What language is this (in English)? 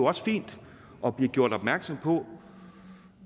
Danish